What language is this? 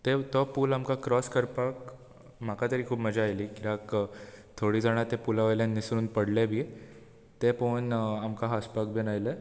Konkani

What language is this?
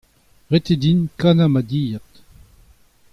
Breton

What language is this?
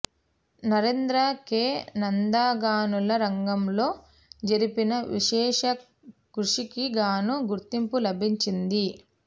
Telugu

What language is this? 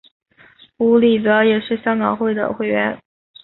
Chinese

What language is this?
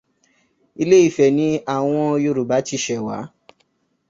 Yoruba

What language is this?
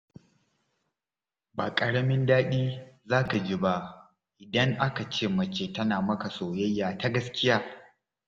Hausa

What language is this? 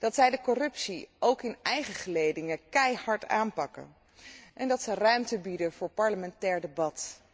Dutch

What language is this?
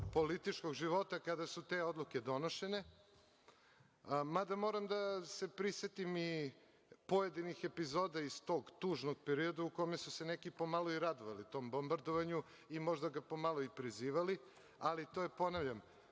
Serbian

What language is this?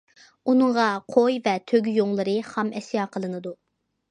Uyghur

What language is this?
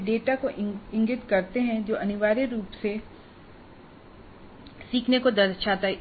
Hindi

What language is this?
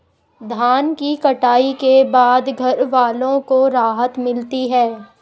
Hindi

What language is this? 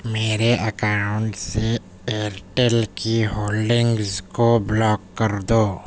Urdu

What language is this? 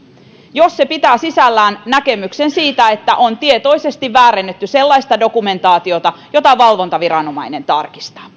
Finnish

